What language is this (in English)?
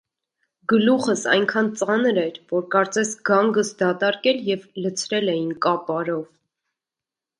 Armenian